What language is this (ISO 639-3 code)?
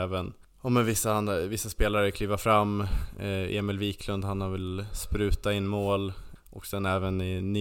swe